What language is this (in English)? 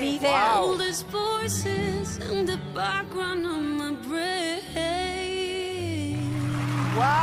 Spanish